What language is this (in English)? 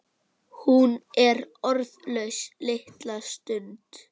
Icelandic